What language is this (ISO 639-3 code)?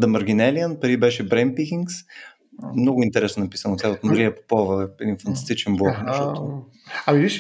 bul